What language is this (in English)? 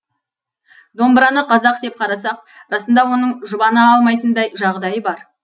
Kazakh